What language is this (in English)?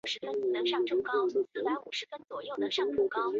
Chinese